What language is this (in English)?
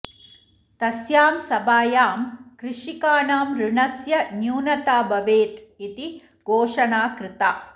Sanskrit